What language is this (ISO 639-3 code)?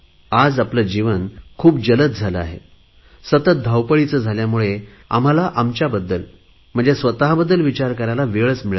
mar